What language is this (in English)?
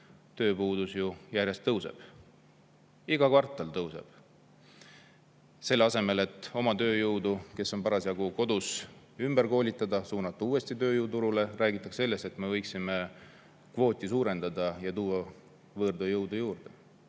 Estonian